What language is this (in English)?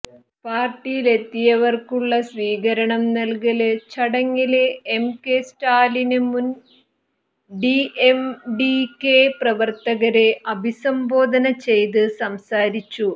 Malayalam